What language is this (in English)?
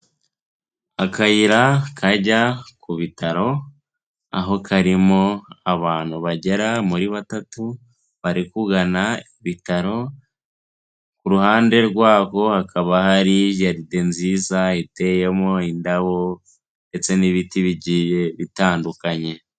Kinyarwanda